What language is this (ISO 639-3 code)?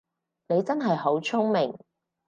yue